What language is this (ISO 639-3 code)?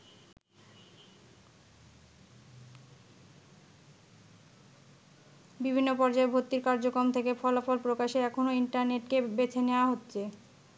ben